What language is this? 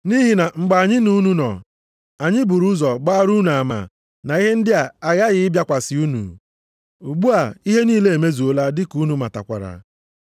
Igbo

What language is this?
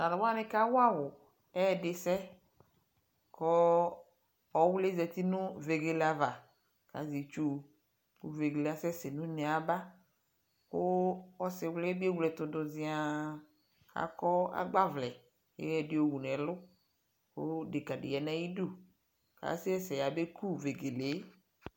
Ikposo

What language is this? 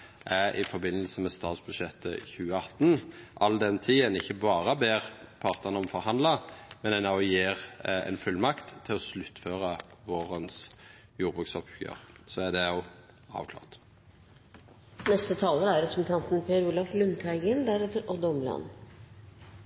Norwegian Nynorsk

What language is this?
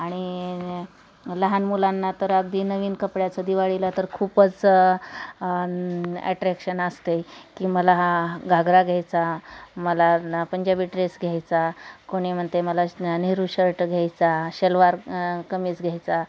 Marathi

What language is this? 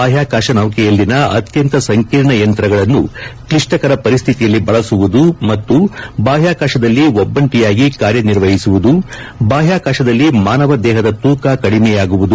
Kannada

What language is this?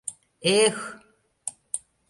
Mari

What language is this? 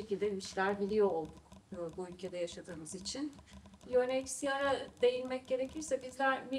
Turkish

